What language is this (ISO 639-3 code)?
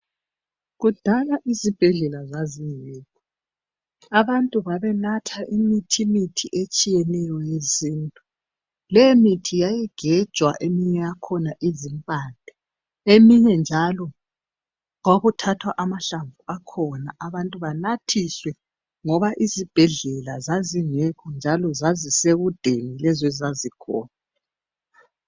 nde